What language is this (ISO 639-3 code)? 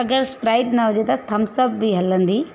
snd